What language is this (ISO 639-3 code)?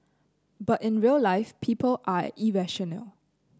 eng